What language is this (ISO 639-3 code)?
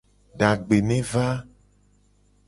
gej